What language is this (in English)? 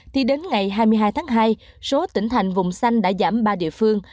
Vietnamese